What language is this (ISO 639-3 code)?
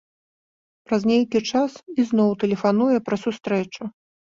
bel